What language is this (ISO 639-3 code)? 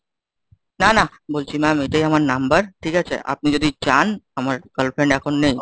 ben